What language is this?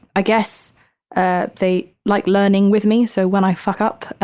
English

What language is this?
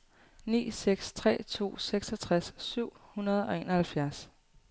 Danish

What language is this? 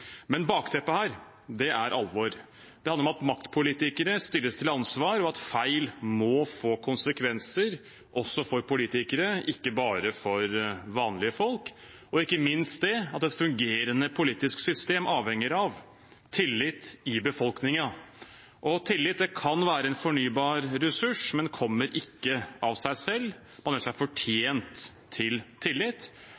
Norwegian Bokmål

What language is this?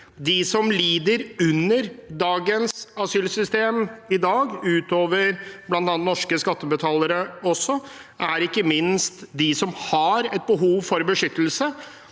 Norwegian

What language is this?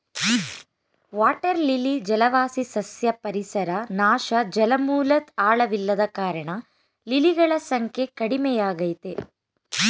Kannada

